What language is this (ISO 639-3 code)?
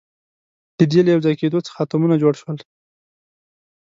pus